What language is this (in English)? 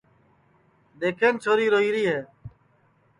Sansi